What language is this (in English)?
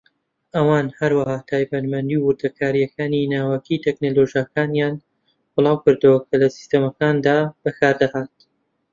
Central Kurdish